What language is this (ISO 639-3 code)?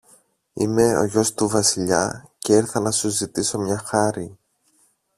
ell